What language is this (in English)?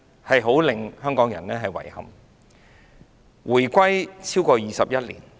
Cantonese